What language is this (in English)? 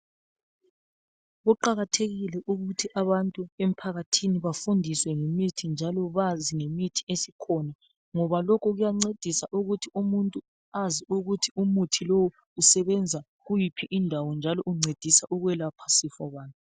North Ndebele